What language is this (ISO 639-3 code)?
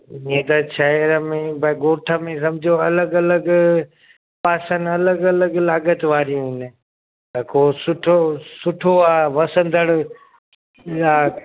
snd